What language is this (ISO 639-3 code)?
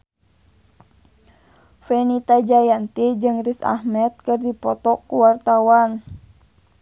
sun